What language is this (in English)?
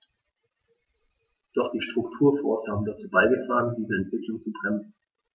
German